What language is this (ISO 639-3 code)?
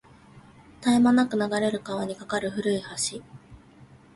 jpn